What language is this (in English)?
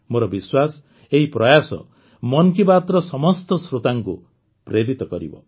Odia